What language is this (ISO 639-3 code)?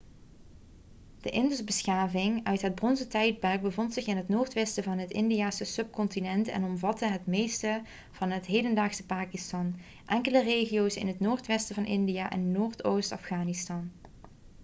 nld